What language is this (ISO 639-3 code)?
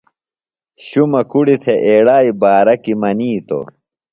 phl